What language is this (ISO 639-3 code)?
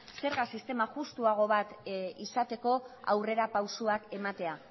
eus